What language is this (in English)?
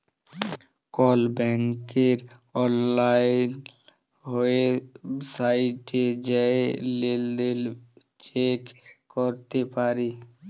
Bangla